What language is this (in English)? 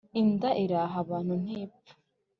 Kinyarwanda